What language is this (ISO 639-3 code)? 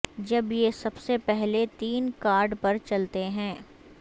urd